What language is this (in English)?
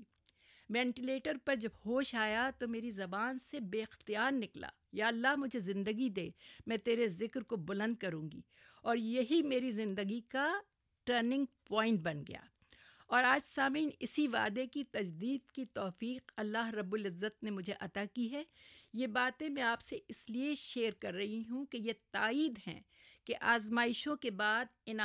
Urdu